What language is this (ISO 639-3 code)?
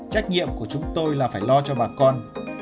vie